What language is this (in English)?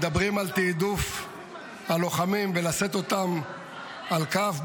Hebrew